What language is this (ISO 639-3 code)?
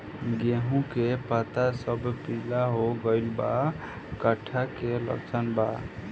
bho